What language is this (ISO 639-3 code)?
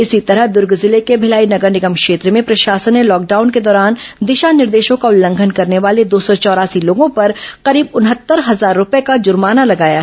hin